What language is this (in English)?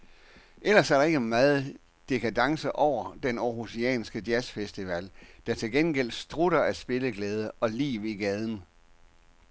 Danish